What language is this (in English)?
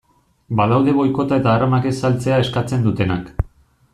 Basque